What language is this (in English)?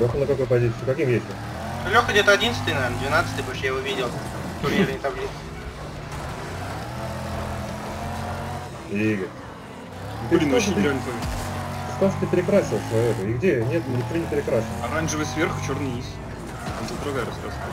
Russian